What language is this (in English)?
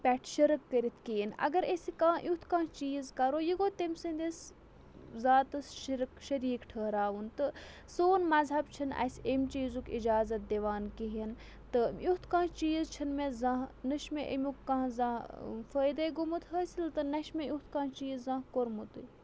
Kashmiri